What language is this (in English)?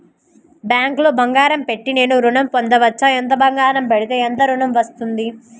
Telugu